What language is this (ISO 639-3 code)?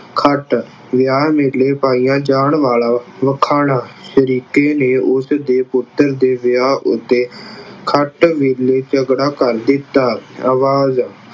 pan